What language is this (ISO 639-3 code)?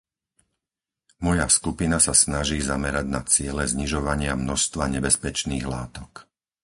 slk